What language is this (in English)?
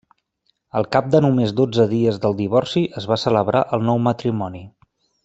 Catalan